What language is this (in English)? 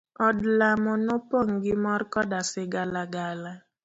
Luo (Kenya and Tanzania)